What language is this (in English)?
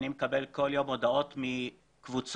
Hebrew